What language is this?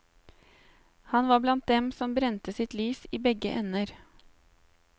Norwegian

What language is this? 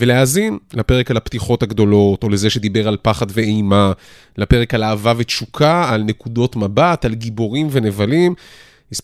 Hebrew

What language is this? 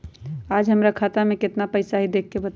Magahi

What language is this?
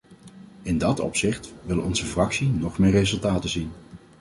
Dutch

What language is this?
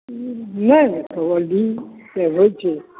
Maithili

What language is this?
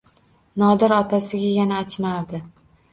Uzbek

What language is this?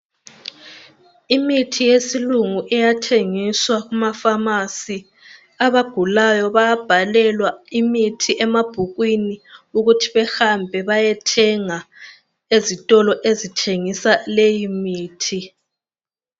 North Ndebele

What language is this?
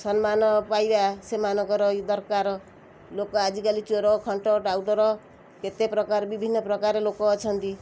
Odia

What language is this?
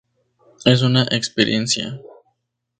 Spanish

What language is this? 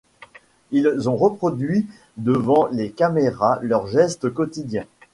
French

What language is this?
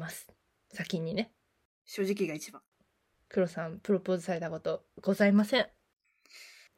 Japanese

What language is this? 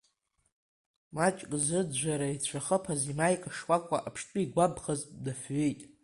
Abkhazian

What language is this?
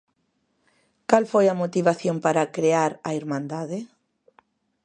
Galician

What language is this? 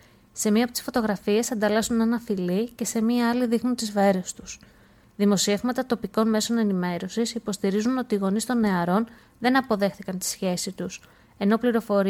Greek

